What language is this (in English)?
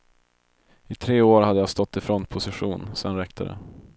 Swedish